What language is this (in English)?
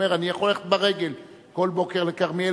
Hebrew